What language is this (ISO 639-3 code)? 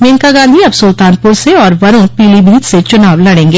hin